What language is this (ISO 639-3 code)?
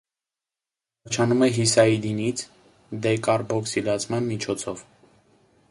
hye